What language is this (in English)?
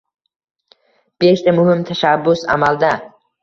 Uzbek